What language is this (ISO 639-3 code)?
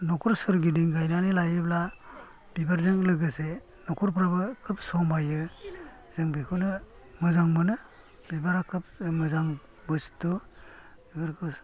brx